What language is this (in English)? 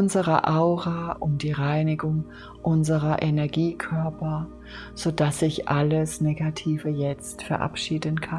German